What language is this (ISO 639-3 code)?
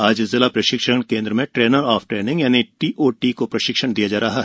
hin